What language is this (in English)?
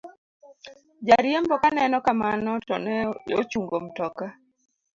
Luo (Kenya and Tanzania)